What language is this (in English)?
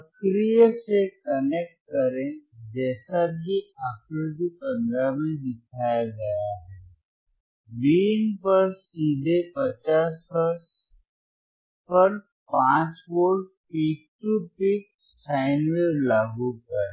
Hindi